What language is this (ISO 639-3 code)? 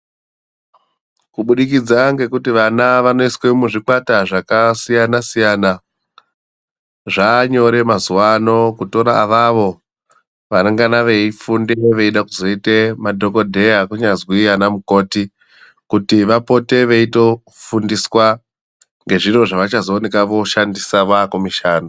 ndc